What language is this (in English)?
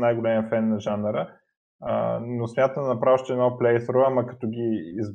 Bulgarian